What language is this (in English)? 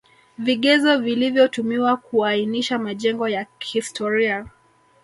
Swahili